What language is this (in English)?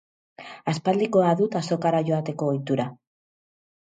Basque